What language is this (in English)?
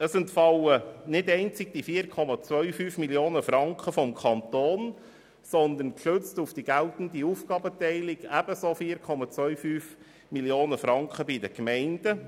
Swiss German